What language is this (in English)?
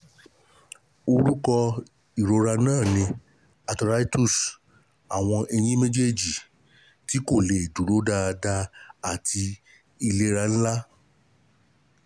Yoruba